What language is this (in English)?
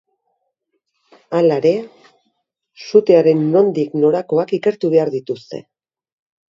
Basque